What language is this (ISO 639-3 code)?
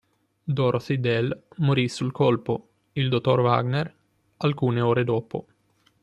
ita